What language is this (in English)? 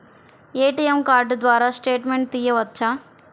Telugu